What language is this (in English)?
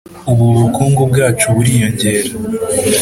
Kinyarwanda